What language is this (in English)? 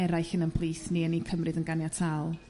Welsh